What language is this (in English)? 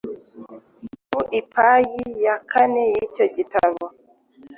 Kinyarwanda